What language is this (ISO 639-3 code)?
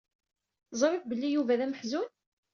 kab